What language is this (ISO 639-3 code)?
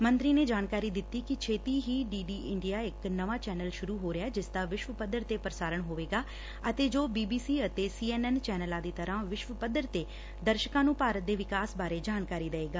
pan